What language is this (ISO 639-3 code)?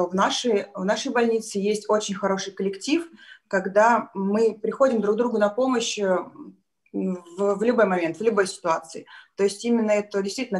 rus